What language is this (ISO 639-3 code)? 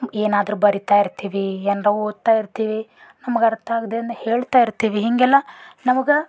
kan